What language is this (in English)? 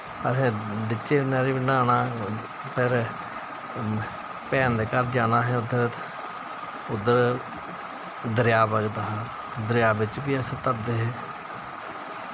Dogri